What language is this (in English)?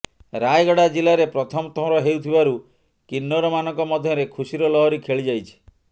Odia